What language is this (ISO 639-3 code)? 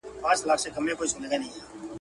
pus